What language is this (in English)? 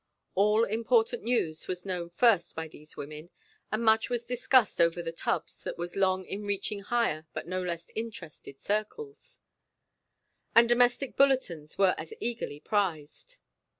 English